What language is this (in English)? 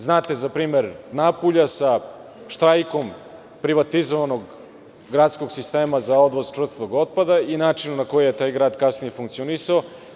Serbian